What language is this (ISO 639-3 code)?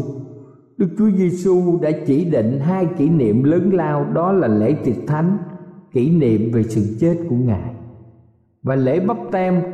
vie